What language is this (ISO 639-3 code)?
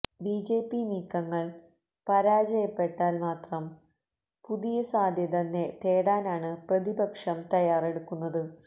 mal